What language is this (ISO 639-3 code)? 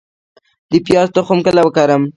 pus